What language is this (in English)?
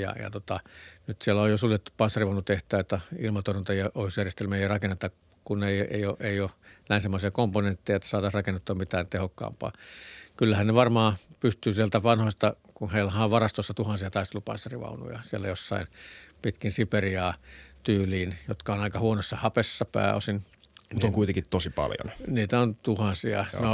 Finnish